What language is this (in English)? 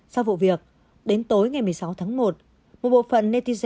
Vietnamese